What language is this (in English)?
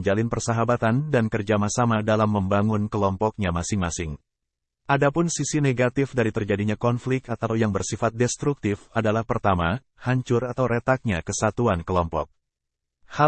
Indonesian